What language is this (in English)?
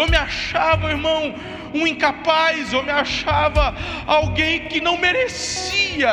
Portuguese